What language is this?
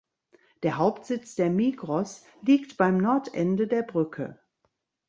German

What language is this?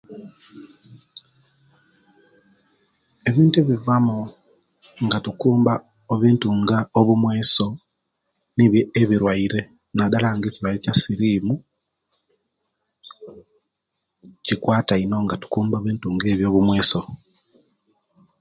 Kenyi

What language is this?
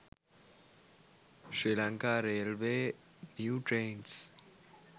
Sinhala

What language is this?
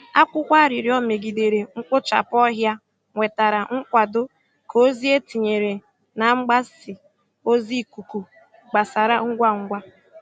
Igbo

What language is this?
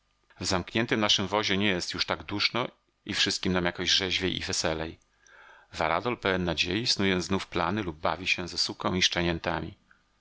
Polish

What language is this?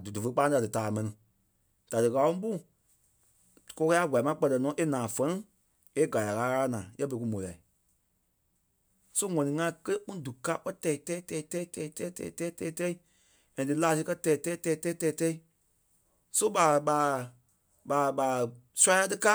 Kpelle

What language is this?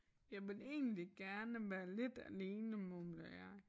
Danish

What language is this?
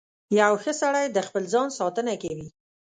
Pashto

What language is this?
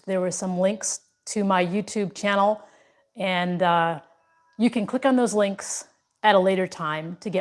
English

